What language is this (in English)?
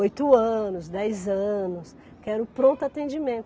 Portuguese